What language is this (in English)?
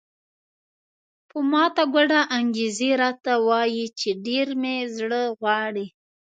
Pashto